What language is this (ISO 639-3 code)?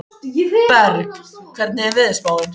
isl